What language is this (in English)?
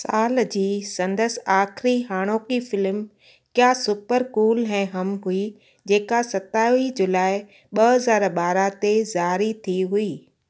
Sindhi